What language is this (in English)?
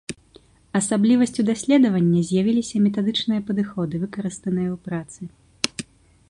Belarusian